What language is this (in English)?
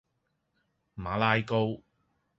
Cantonese